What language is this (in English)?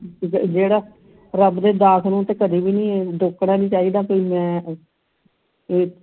Punjabi